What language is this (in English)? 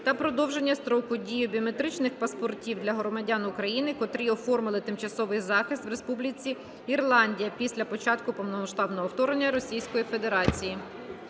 Ukrainian